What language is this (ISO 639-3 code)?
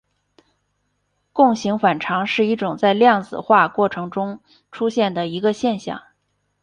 zho